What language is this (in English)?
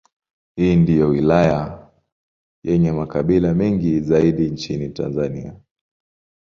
Swahili